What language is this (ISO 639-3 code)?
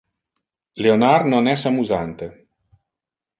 ina